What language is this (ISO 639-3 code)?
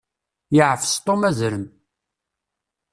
kab